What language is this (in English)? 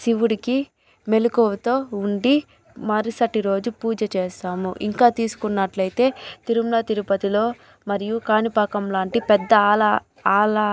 Telugu